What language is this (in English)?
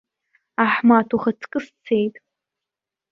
Abkhazian